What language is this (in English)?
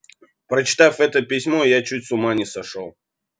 Russian